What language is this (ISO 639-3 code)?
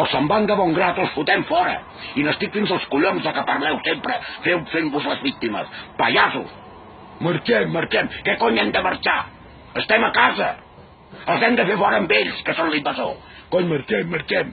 cat